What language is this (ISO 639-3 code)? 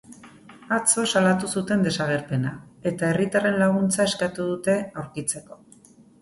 eus